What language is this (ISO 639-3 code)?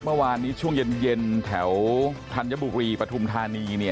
tha